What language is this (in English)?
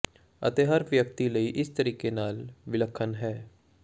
Punjabi